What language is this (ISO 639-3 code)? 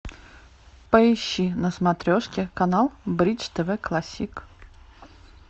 rus